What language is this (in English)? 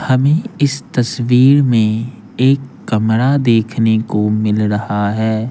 Hindi